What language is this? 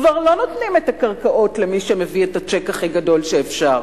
Hebrew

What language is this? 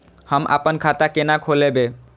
Maithili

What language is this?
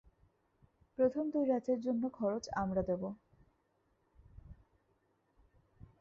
Bangla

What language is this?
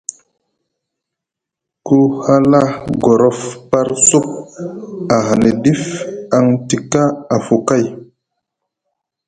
Musgu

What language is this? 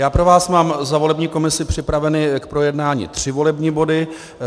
Czech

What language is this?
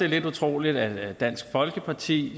Danish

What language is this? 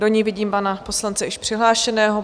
Czech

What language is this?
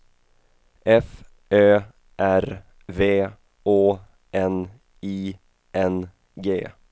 Swedish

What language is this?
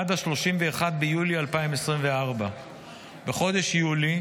Hebrew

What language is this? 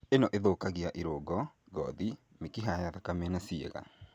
Kikuyu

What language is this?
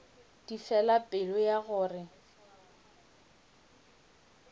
Northern Sotho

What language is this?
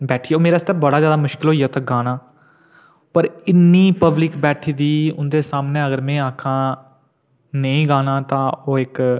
Dogri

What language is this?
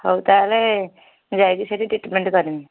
Odia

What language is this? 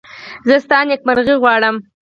Pashto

